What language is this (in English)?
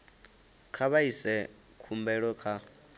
Venda